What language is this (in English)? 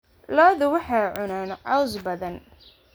Somali